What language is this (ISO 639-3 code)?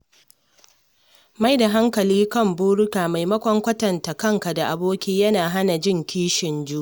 hau